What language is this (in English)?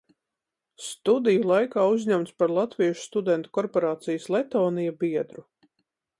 Latvian